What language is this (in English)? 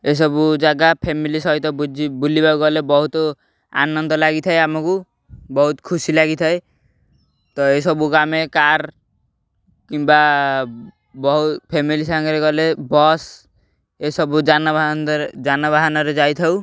Odia